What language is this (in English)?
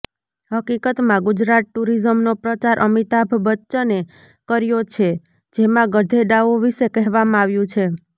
Gujarati